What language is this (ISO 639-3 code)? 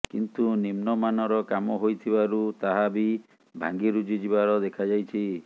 ori